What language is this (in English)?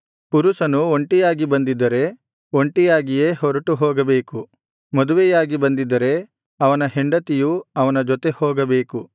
Kannada